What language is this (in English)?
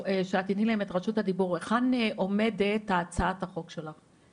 Hebrew